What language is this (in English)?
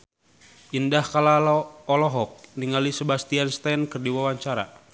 Sundanese